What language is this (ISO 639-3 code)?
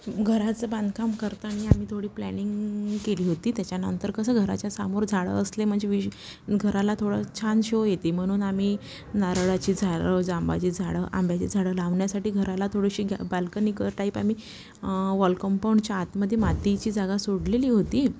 mar